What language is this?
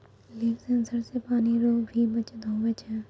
Maithili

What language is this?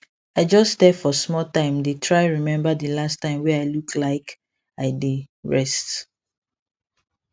Nigerian Pidgin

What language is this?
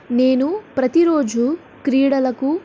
Telugu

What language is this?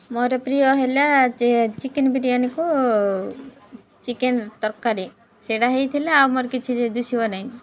Odia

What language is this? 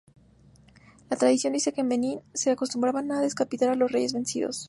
Spanish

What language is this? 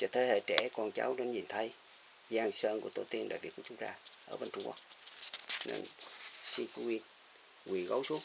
Vietnamese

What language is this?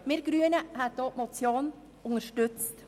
Swiss German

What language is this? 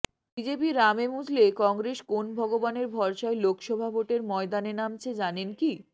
Bangla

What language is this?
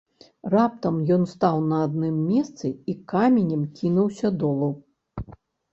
Belarusian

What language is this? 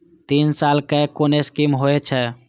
Maithili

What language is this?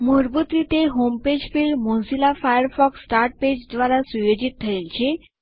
Gujarati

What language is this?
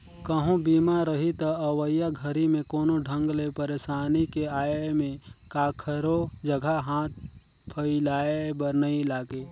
Chhattisgarhi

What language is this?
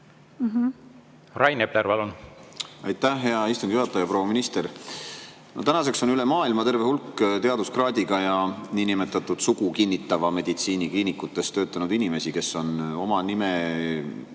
Estonian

